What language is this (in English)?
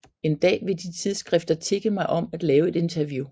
Danish